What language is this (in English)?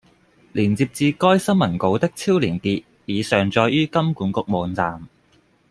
Cantonese